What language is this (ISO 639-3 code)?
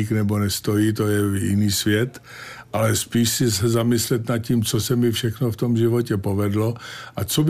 ces